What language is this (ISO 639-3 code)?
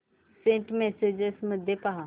mar